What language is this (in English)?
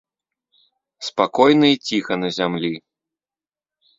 Belarusian